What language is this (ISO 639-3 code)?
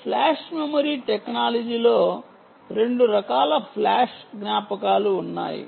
tel